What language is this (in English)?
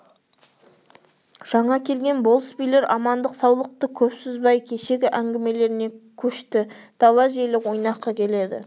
Kazakh